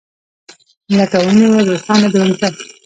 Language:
Pashto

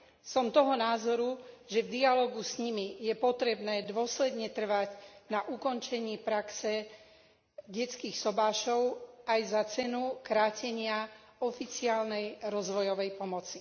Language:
Slovak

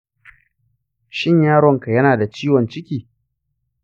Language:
Hausa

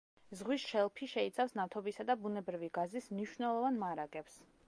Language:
Georgian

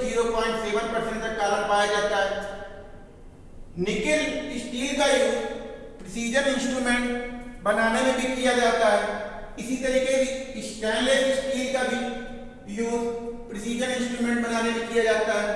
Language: Hindi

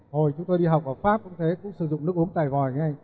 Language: Vietnamese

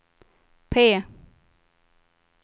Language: Swedish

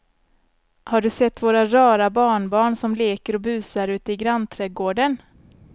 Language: Swedish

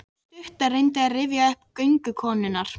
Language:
Icelandic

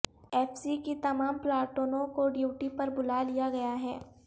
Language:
Urdu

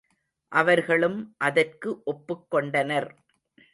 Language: Tamil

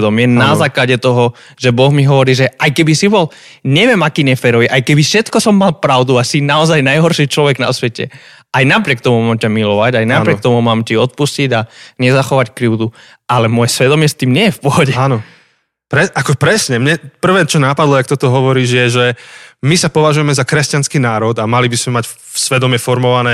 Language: Slovak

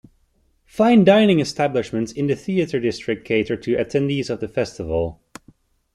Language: English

